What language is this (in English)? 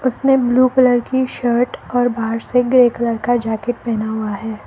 Hindi